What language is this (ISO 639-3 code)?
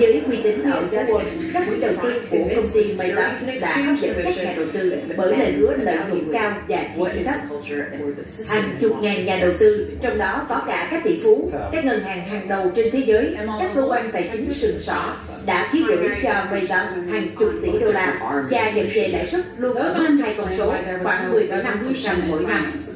vie